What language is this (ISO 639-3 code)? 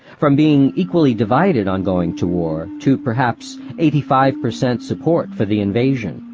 eng